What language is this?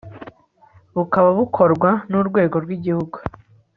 Kinyarwanda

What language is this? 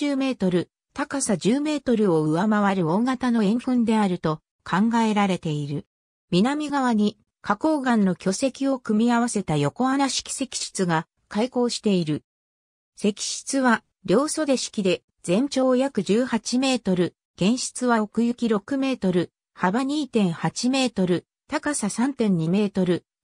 Japanese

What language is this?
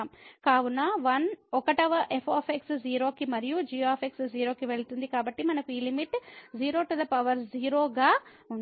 Telugu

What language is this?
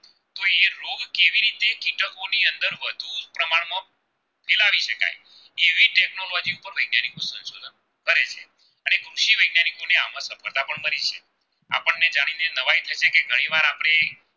Gujarati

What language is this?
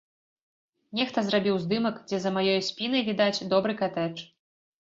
Belarusian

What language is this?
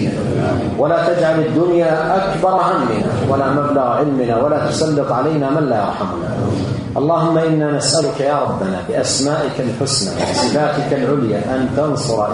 Arabic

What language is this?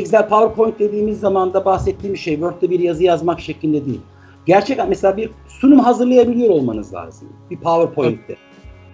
Turkish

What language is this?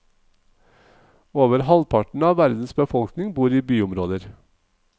Norwegian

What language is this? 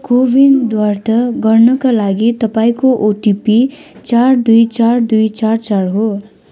Nepali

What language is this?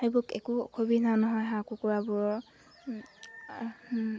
Assamese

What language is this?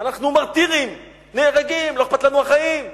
Hebrew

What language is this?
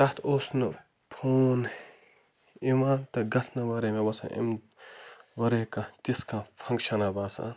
Kashmiri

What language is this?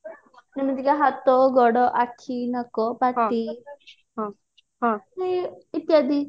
Odia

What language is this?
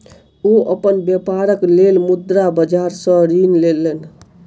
Maithili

